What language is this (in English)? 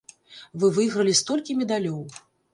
Belarusian